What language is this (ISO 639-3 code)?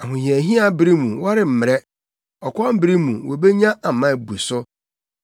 aka